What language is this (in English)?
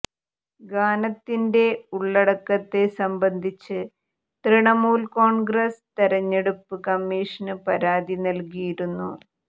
Malayalam